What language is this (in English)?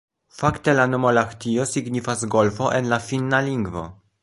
Esperanto